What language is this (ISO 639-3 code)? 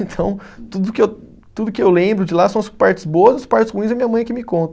por